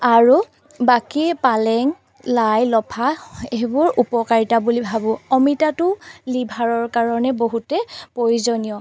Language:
Assamese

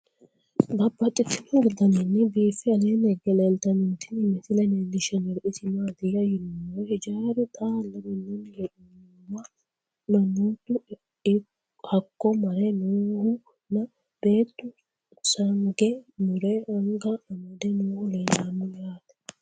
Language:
Sidamo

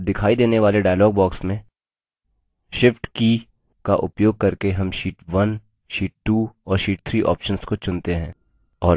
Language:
Hindi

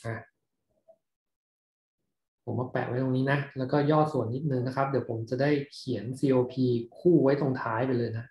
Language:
Thai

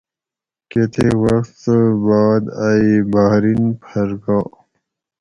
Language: Gawri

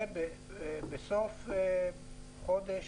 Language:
Hebrew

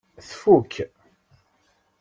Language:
Kabyle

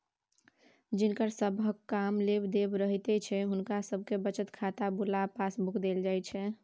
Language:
Maithili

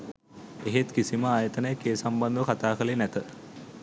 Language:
Sinhala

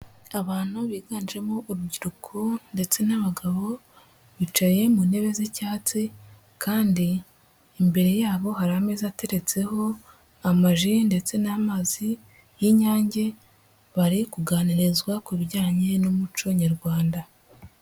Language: Kinyarwanda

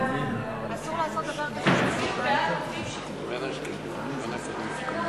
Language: Hebrew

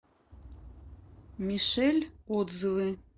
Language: Russian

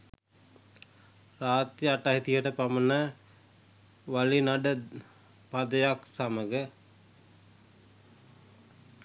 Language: Sinhala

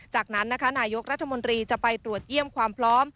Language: Thai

